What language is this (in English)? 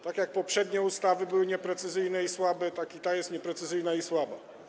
Polish